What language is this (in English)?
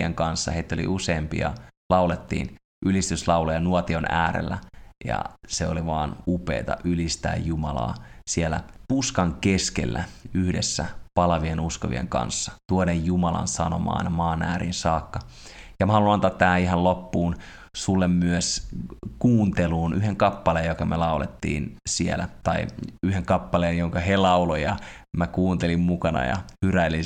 Finnish